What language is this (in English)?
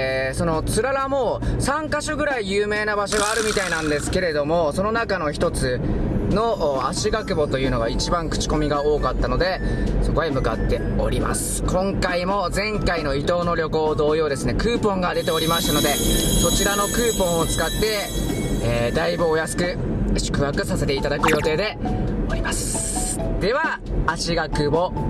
Japanese